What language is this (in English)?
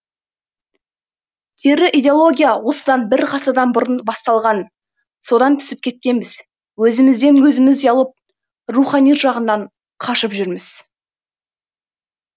Kazakh